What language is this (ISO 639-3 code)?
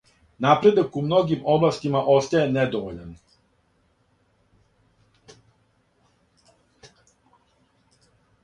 srp